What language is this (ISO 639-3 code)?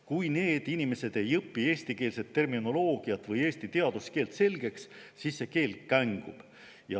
est